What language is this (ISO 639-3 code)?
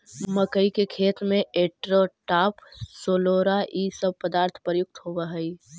mag